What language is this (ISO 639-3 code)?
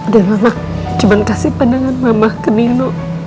ind